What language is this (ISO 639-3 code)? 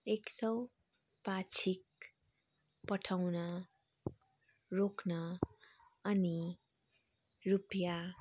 nep